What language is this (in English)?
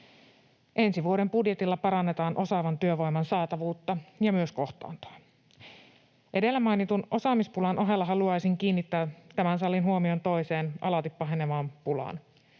Finnish